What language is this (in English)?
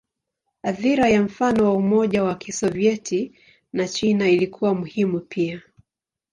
Swahili